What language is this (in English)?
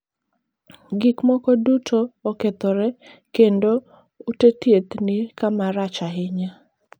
Luo (Kenya and Tanzania)